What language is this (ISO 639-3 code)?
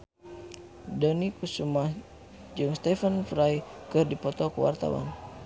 sun